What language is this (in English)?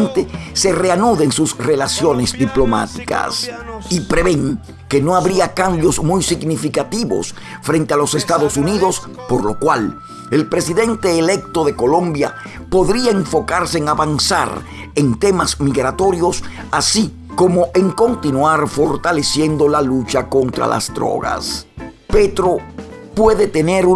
Spanish